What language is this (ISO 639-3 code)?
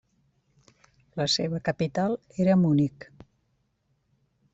cat